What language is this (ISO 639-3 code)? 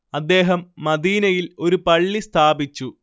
mal